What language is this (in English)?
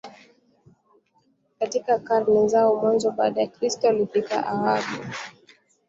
Swahili